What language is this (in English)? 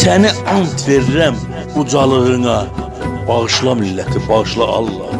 Turkish